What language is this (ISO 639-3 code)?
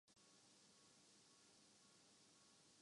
urd